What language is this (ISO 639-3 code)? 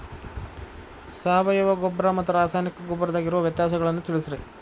kan